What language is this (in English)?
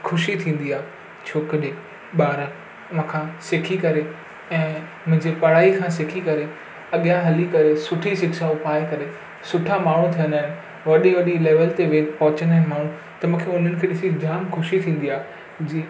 Sindhi